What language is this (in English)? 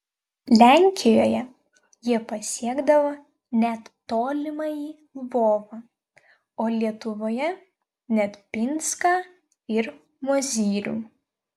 Lithuanian